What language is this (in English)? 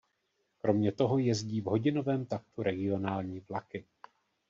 Czech